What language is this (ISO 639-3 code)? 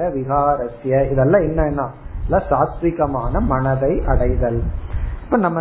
tam